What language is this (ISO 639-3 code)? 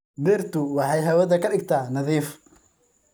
som